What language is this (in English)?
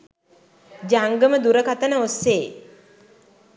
Sinhala